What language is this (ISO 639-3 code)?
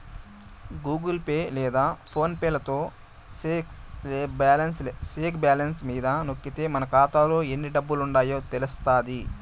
tel